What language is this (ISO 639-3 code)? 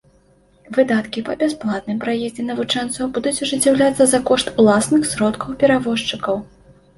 bel